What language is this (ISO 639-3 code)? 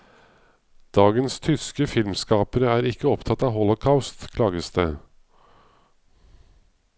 nor